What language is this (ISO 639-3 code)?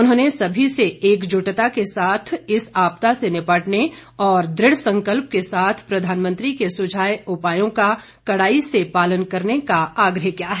hin